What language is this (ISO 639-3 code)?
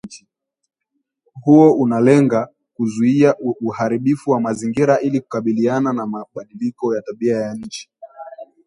swa